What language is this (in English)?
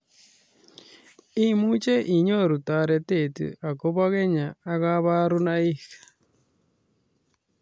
Kalenjin